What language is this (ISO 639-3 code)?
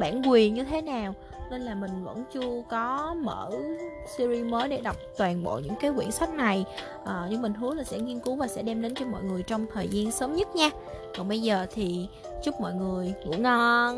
vie